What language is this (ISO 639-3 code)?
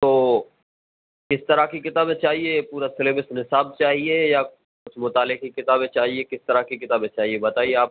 urd